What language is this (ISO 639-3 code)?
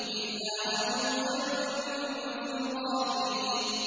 ara